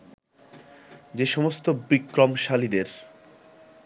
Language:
Bangla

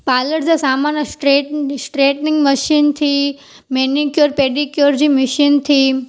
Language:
Sindhi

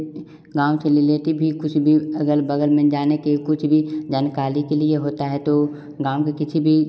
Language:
Hindi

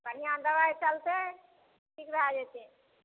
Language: Maithili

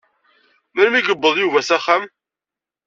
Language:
Kabyle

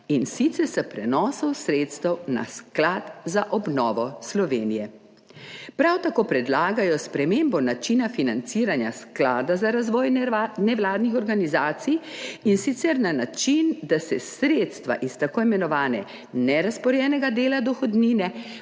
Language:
Slovenian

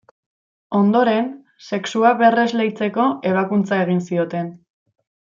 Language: Basque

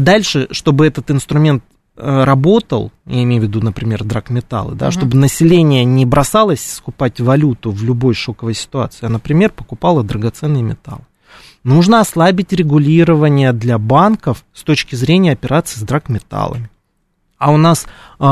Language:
Russian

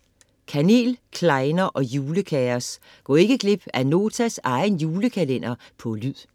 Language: Danish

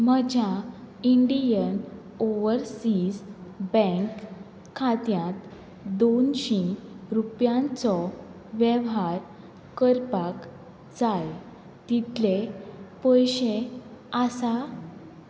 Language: Konkani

